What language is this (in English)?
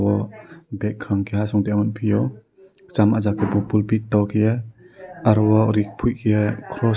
Kok Borok